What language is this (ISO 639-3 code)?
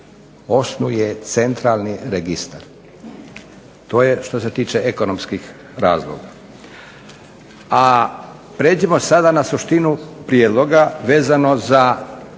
hrv